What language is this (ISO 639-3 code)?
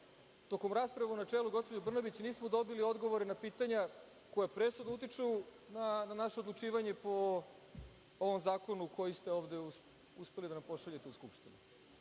srp